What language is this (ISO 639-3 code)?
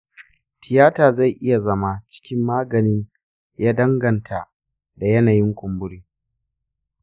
hau